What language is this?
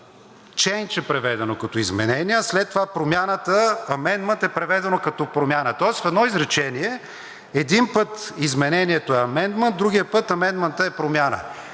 Bulgarian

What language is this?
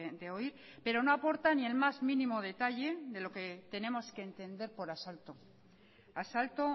Spanish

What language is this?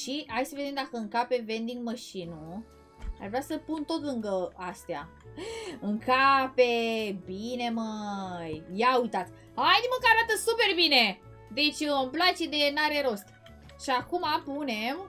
Romanian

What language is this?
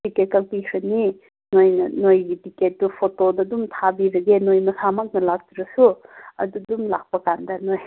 Manipuri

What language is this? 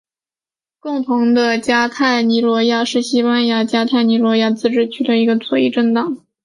Chinese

